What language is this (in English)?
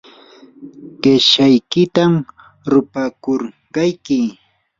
Yanahuanca Pasco Quechua